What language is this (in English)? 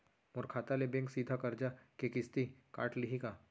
Chhattisgarhi